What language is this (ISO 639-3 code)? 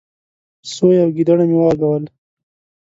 pus